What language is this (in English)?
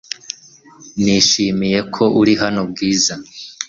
Kinyarwanda